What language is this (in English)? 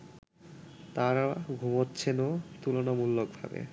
Bangla